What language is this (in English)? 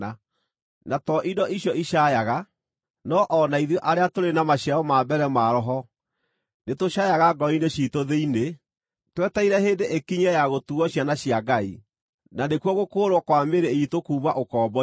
Kikuyu